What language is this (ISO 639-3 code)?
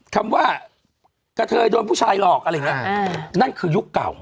tha